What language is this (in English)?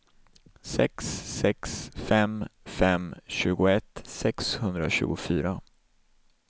Swedish